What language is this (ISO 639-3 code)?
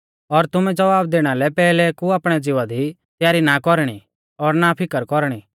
bfz